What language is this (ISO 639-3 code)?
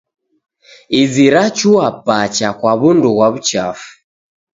dav